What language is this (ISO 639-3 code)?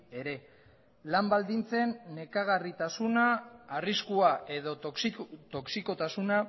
eus